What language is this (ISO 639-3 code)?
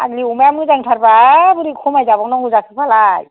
brx